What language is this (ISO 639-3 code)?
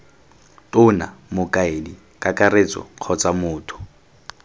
tsn